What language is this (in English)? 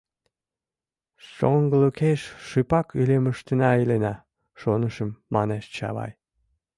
Mari